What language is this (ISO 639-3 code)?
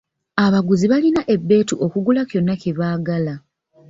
lug